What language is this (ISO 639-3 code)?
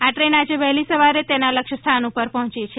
guj